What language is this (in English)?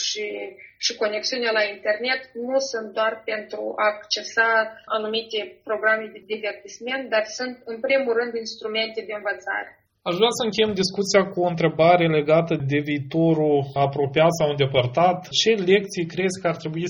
Romanian